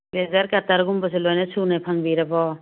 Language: Manipuri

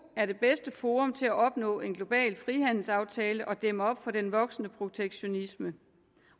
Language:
Danish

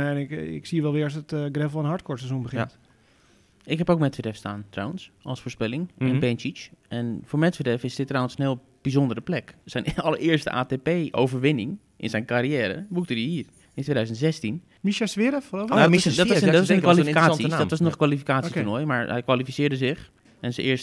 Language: Dutch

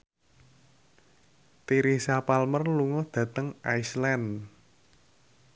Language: Javanese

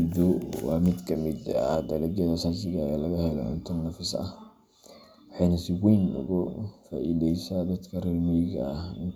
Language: Somali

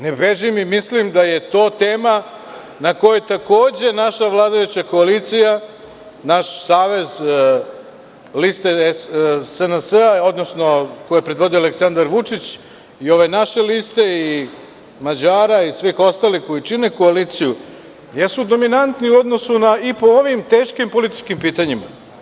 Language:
Serbian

